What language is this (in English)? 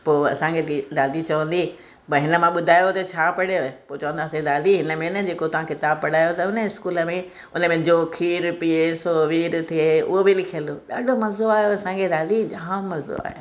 Sindhi